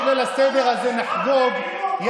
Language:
Hebrew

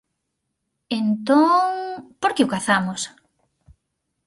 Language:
Galician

